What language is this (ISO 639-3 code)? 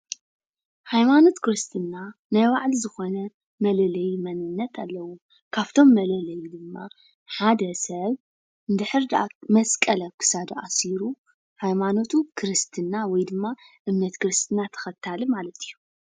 tir